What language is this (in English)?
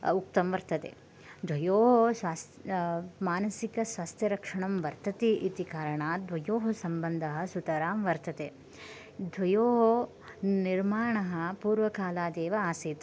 Sanskrit